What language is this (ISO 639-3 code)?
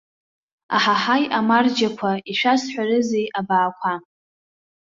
abk